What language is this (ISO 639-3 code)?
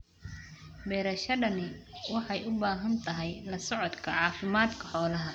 som